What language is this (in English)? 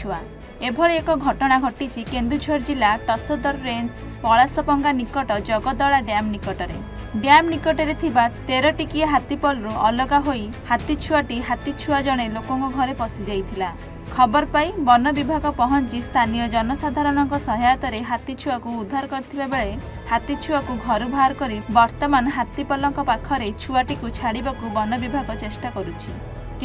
Hindi